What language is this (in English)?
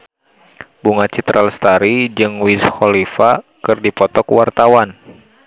Sundanese